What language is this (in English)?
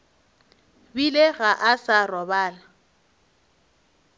Northern Sotho